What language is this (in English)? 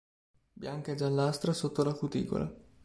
Italian